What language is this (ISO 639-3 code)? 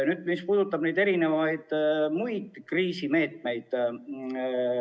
est